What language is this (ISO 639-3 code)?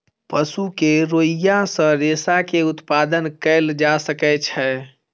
mai